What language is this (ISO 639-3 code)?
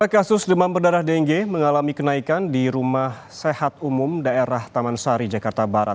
ind